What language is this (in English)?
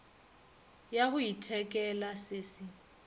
Northern Sotho